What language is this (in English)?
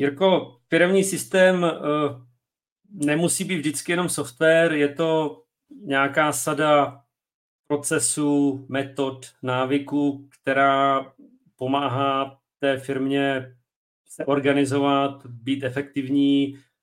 Czech